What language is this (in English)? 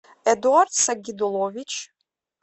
Russian